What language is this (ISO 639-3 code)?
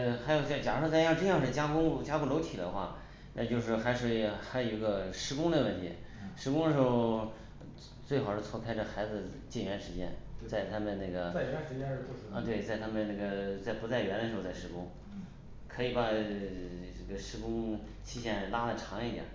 zho